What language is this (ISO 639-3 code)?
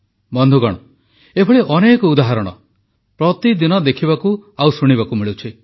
ori